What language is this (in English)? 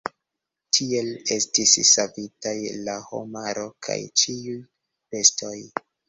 Esperanto